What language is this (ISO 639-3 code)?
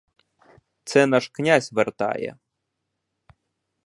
ukr